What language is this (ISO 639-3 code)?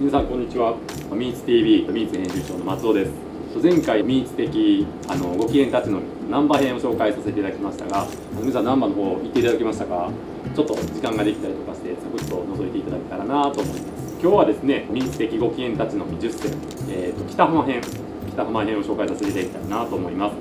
jpn